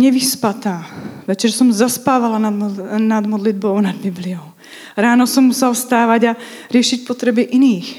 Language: Czech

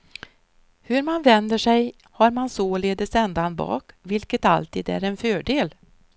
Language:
Swedish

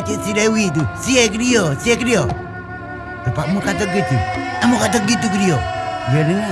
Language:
Malay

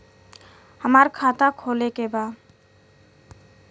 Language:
Bhojpuri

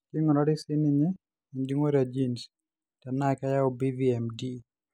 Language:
Masai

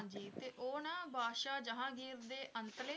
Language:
Punjabi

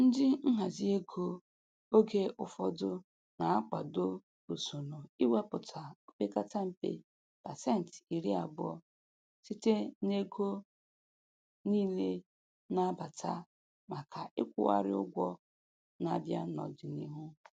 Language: Igbo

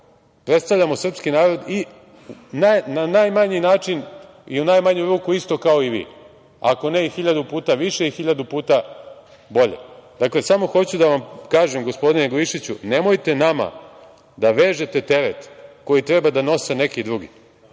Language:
Serbian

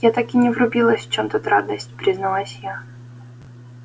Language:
Russian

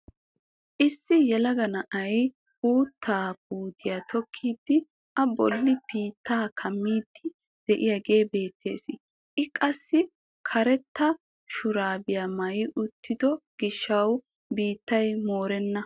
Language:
Wolaytta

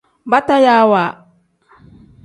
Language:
Tem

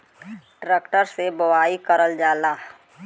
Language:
Bhojpuri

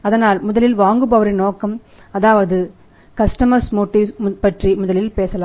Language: Tamil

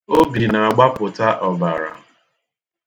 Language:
Igbo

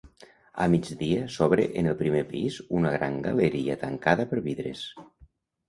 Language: Catalan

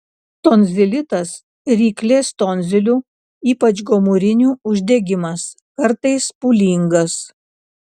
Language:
Lithuanian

